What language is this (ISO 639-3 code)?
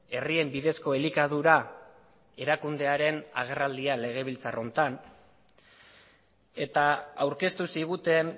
eus